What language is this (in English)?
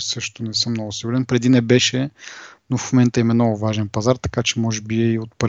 Bulgarian